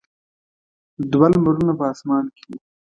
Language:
Pashto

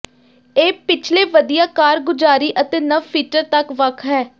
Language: Punjabi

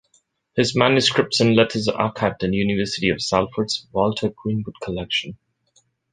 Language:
English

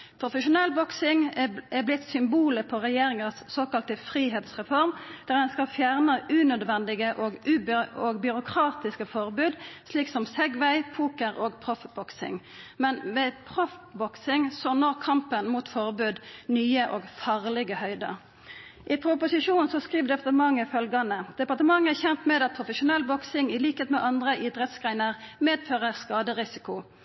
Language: Norwegian Nynorsk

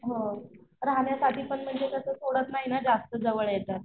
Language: Marathi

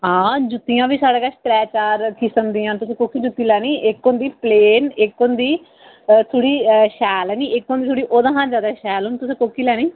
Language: Dogri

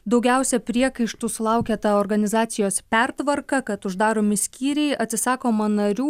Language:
Lithuanian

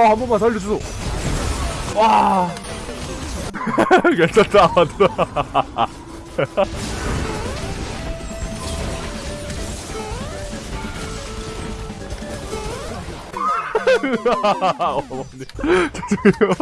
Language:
Korean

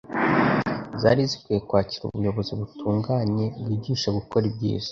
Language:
Kinyarwanda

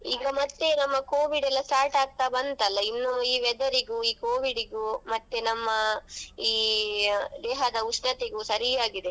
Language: Kannada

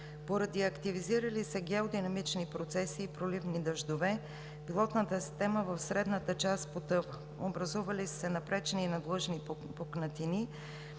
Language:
Bulgarian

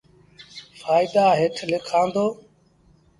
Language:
Sindhi Bhil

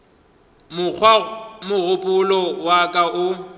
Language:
Northern Sotho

